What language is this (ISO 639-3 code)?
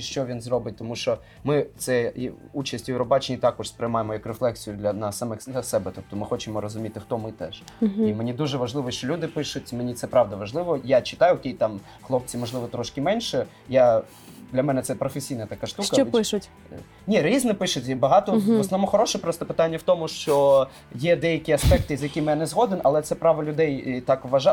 ukr